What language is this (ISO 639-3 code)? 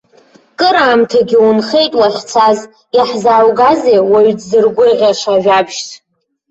abk